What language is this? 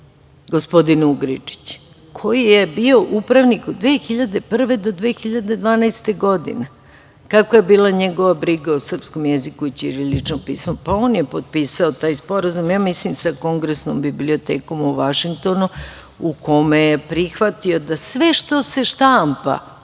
Serbian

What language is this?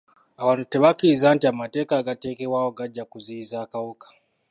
Ganda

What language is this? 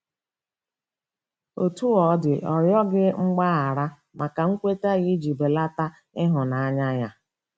Igbo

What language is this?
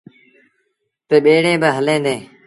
Sindhi Bhil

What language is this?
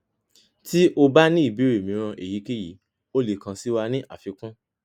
Yoruba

